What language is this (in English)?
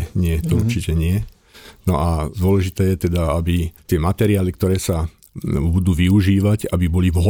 Slovak